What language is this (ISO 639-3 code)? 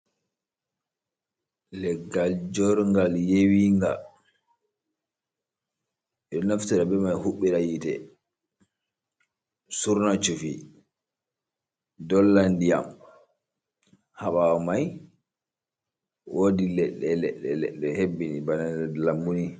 ful